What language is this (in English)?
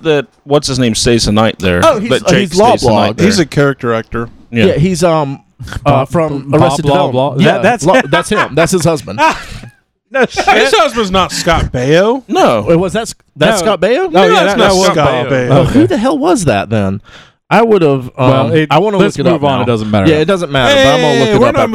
English